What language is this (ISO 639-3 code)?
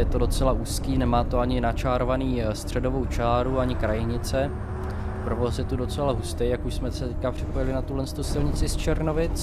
ces